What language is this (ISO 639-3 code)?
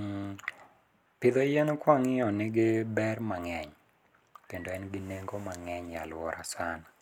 luo